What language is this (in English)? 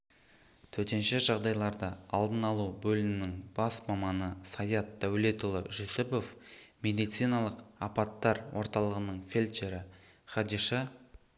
Kazakh